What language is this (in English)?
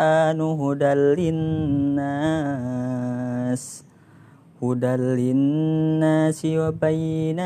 Malay